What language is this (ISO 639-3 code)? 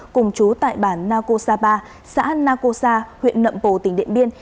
vie